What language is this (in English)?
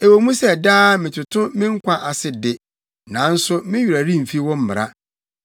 Akan